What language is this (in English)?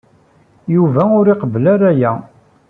Kabyle